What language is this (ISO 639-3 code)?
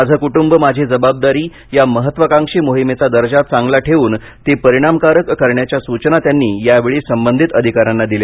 mar